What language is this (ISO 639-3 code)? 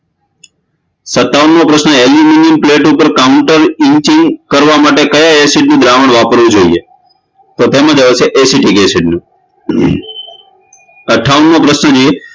guj